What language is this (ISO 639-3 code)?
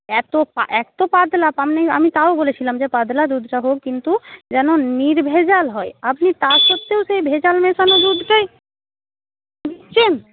ben